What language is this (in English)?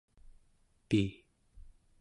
Central Yupik